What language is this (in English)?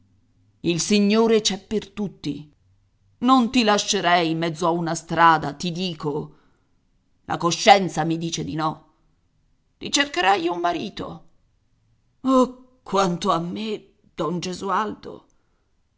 Italian